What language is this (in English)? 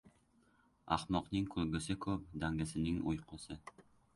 Uzbek